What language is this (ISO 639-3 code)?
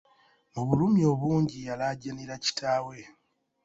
lug